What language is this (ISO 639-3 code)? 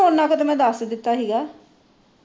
pan